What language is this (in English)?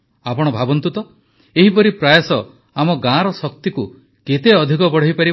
Odia